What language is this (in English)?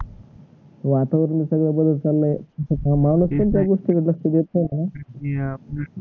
Marathi